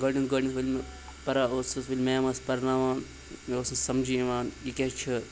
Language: Kashmiri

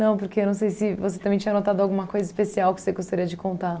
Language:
Portuguese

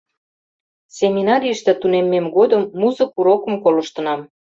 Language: Mari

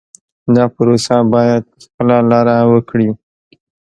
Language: Pashto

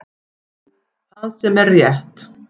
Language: Icelandic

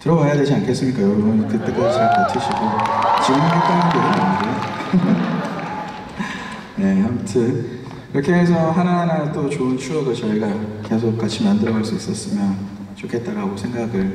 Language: Korean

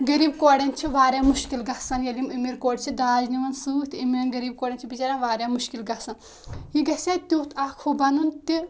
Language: Kashmiri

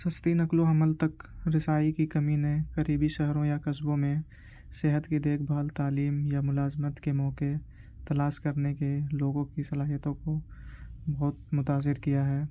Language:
Urdu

